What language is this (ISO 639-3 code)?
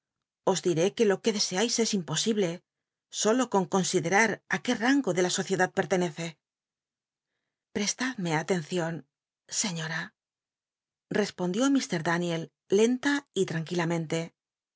spa